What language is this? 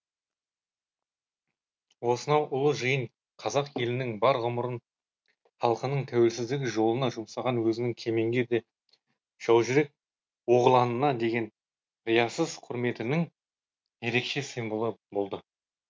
Kazakh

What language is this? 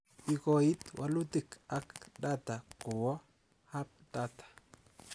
Kalenjin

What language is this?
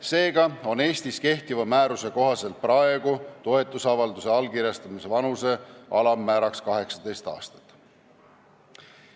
Estonian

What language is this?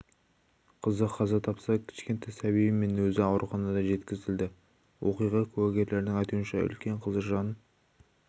Kazakh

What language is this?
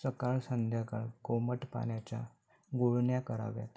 Marathi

